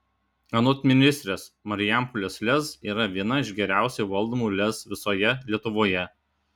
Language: Lithuanian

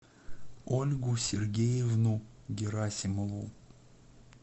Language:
Russian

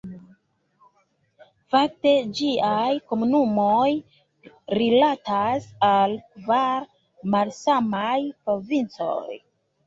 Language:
Esperanto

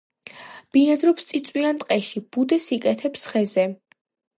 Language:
Georgian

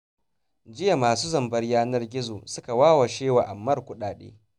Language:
Hausa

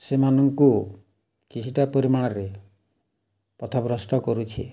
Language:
Odia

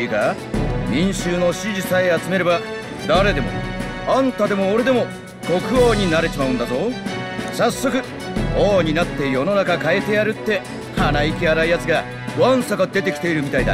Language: Japanese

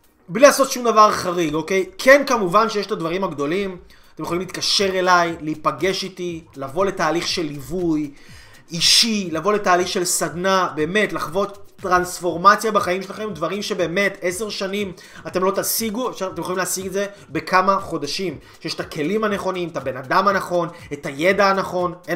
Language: Hebrew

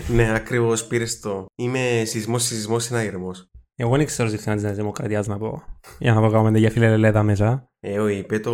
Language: Greek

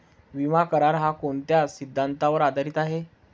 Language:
Marathi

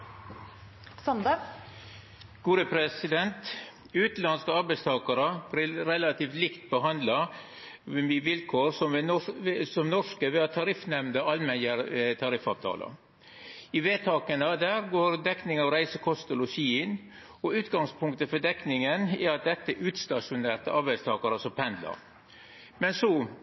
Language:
Norwegian Nynorsk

